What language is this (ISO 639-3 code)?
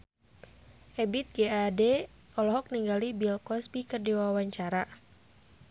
sun